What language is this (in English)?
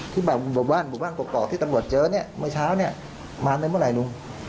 Thai